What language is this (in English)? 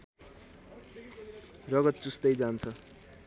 Nepali